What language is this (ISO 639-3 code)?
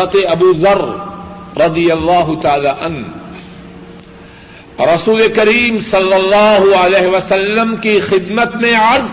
urd